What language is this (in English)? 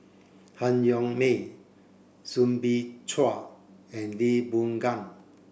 English